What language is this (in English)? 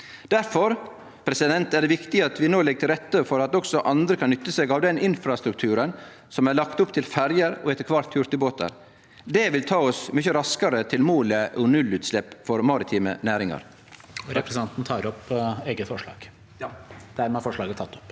Norwegian